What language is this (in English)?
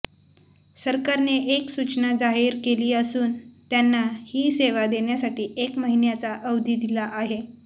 Marathi